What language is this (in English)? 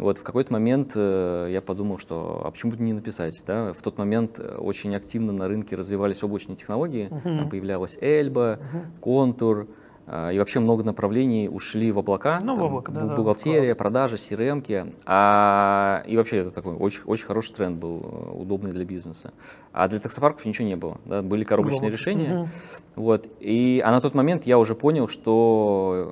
Russian